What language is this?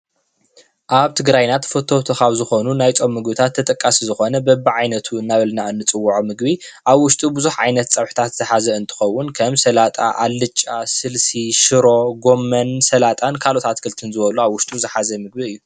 Tigrinya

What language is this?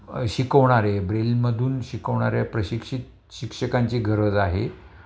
Marathi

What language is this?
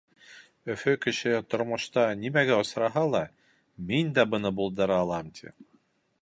Bashkir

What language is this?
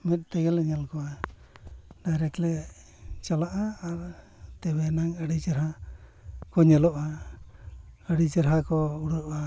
Santali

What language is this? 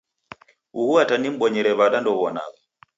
Taita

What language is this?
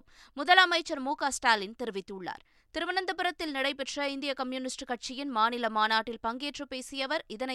Tamil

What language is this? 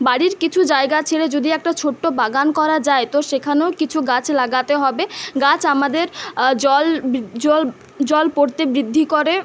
Bangla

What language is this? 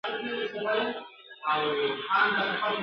Pashto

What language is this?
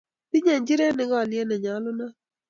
Kalenjin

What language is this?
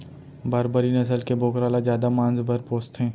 Chhattisgarhi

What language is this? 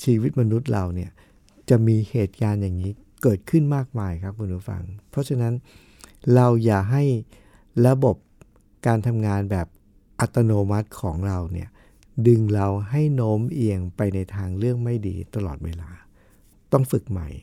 Thai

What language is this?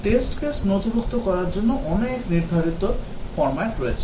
Bangla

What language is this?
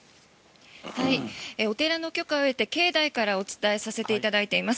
Japanese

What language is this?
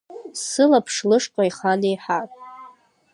Abkhazian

